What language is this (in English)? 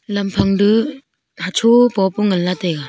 Wancho Naga